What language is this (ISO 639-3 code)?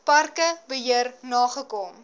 afr